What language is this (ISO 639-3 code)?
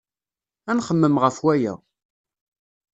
kab